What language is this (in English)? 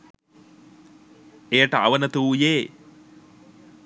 Sinhala